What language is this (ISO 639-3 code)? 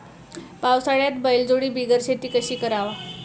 mar